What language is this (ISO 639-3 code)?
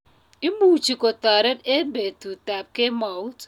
kln